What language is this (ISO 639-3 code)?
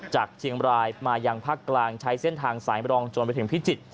tha